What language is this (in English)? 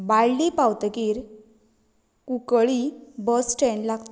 Konkani